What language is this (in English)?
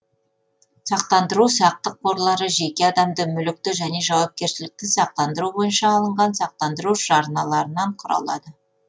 Kazakh